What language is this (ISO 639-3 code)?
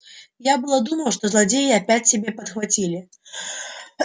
rus